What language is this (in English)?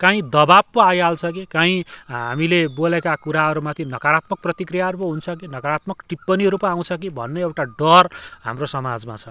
Nepali